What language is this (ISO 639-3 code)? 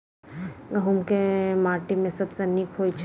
mai